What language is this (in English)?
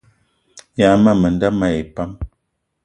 Eton (Cameroon)